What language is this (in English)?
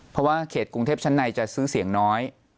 Thai